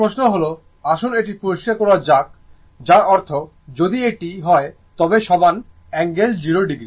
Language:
Bangla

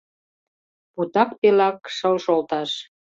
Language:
Mari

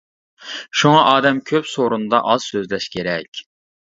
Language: Uyghur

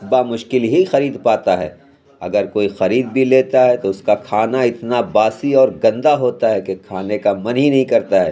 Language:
Urdu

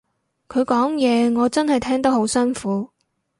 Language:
Cantonese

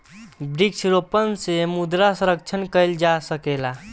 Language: Bhojpuri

